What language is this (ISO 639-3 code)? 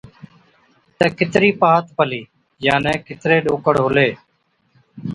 odk